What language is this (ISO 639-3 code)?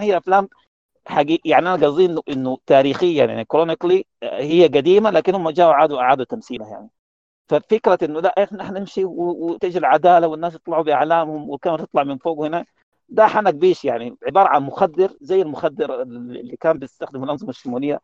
ara